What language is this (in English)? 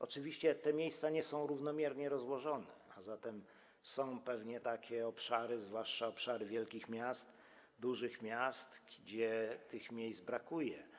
Polish